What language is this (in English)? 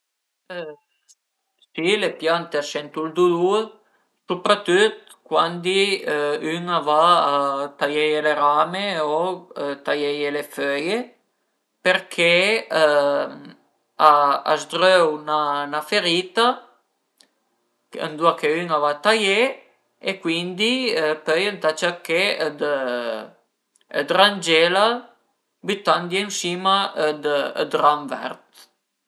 Piedmontese